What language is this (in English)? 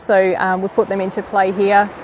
Indonesian